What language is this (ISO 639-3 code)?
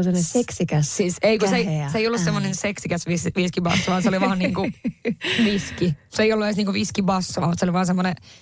fin